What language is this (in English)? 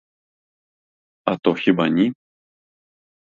Ukrainian